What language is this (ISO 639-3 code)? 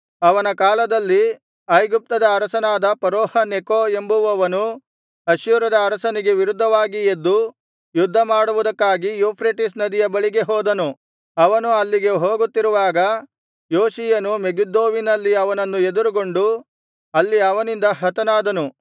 kan